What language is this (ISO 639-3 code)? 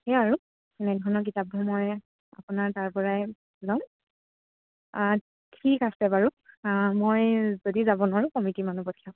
asm